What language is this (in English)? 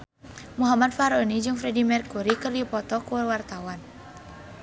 Sundanese